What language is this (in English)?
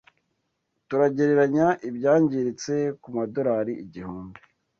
Kinyarwanda